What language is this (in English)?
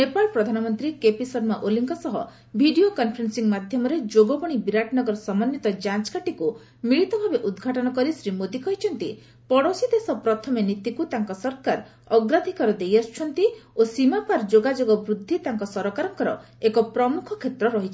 Odia